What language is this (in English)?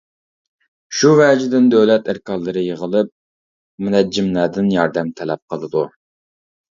Uyghur